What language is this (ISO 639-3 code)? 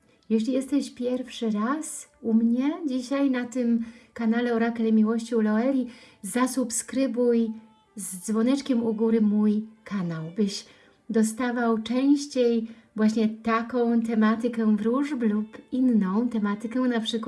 pol